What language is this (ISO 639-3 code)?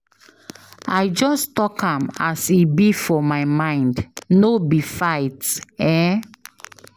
pcm